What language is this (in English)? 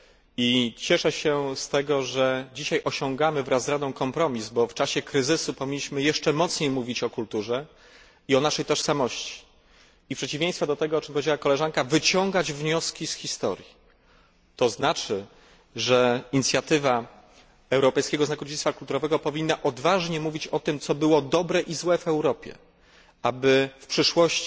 Polish